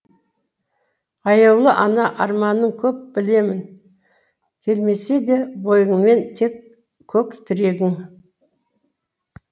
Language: Kazakh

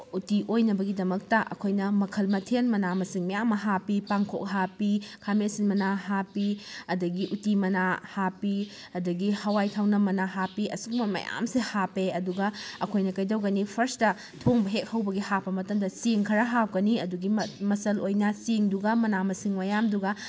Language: Manipuri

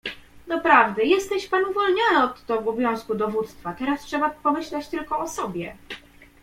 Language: Polish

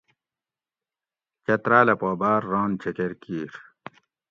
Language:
Gawri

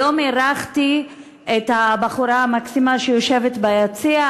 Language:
Hebrew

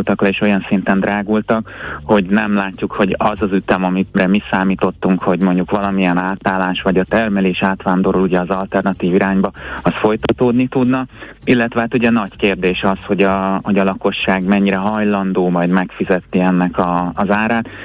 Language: Hungarian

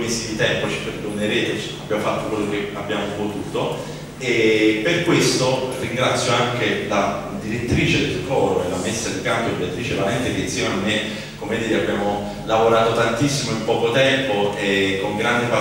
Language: Italian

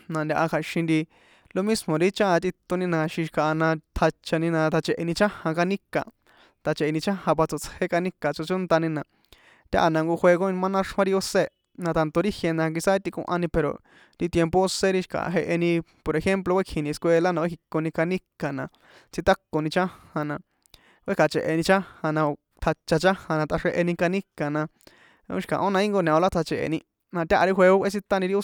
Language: San Juan Atzingo Popoloca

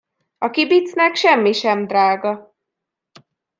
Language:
Hungarian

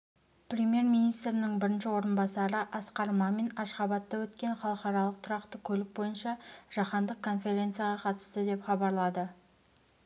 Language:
Kazakh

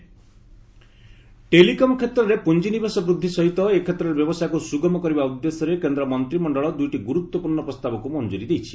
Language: Odia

